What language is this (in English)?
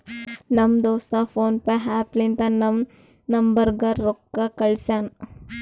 Kannada